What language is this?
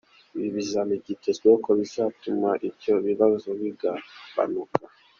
Kinyarwanda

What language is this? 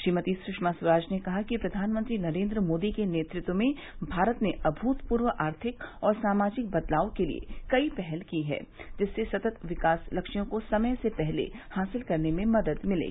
Hindi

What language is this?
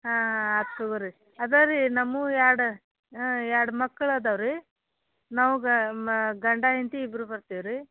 Kannada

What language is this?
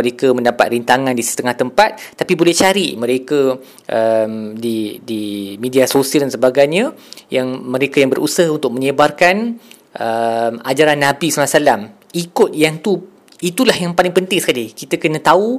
Malay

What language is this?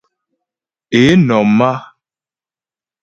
Ghomala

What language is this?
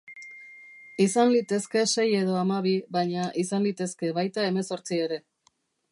Basque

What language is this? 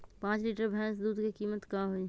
Magahi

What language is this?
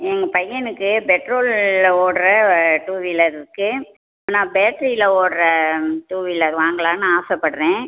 Tamil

